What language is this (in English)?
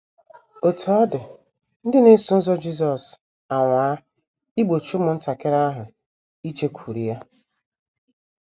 Igbo